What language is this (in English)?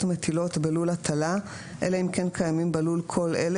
Hebrew